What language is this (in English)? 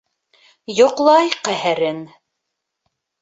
Bashkir